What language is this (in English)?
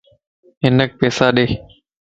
Lasi